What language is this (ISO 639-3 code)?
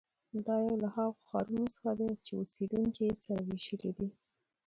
pus